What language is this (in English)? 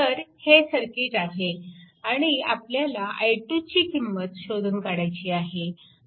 Marathi